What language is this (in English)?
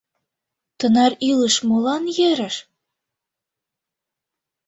Mari